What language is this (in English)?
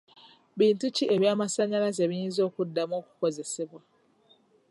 Ganda